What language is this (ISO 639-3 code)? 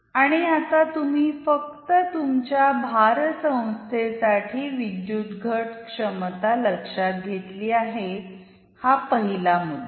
mar